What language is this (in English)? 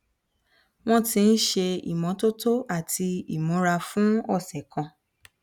Yoruba